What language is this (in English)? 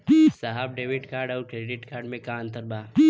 Bhojpuri